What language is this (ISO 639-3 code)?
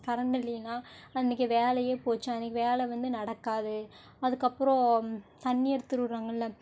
tam